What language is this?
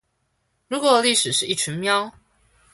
Chinese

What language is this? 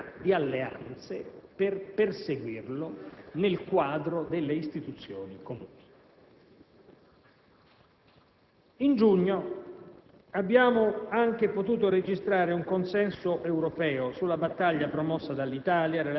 Italian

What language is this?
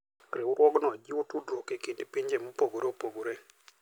Luo (Kenya and Tanzania)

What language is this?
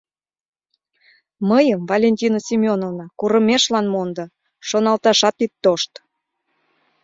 Mari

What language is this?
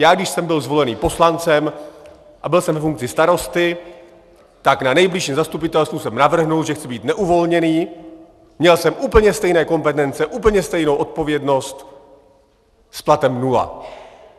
Czech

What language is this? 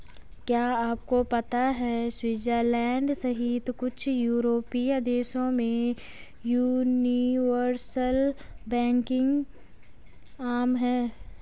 Hindi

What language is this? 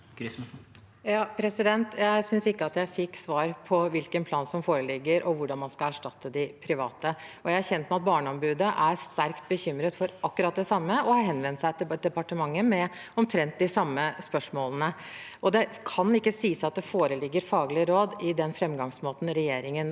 Norwegian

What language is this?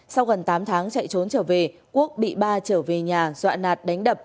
Vietnamese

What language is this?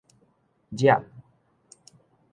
Min Nan Chinese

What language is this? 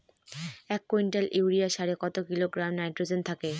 Bangla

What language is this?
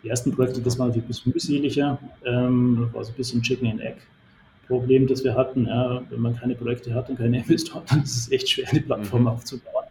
German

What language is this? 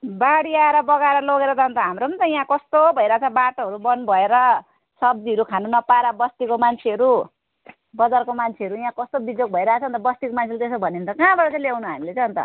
Nepali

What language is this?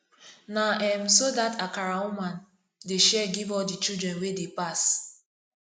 Nigerian Pidgin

